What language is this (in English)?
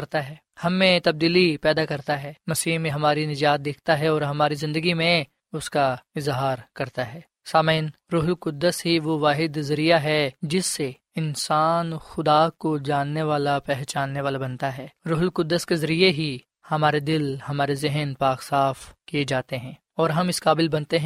Urdu